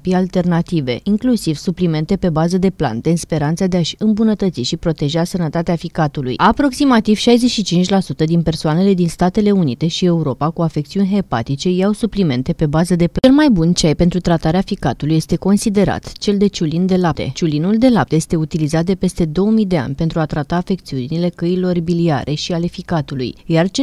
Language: Romanian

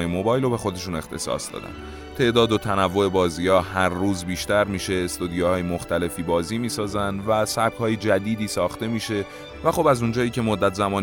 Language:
Persian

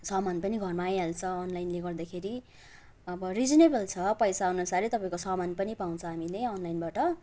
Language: Nepali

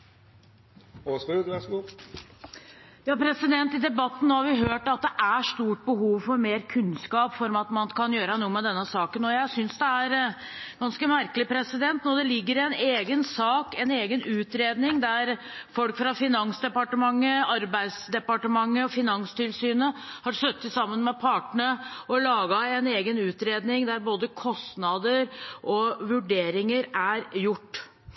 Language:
Norwegian Bokmål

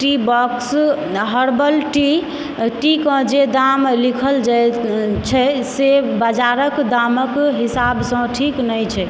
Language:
Maithili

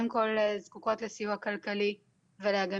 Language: Hebrew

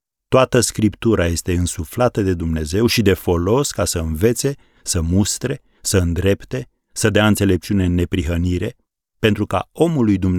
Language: Romanian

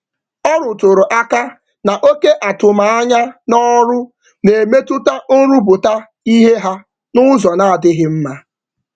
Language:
Igbo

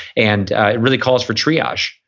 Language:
English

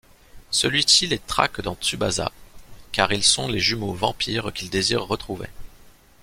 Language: French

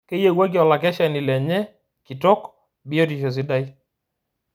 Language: Masai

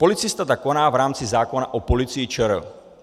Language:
Czech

